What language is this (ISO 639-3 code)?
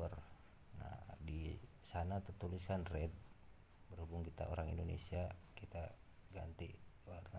ind